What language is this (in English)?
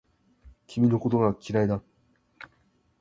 Japanese